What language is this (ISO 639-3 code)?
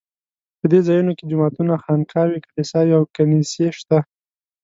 pus